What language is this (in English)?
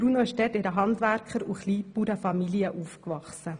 Swiss German